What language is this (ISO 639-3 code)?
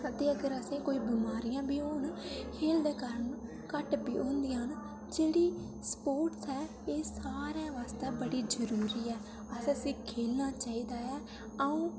doi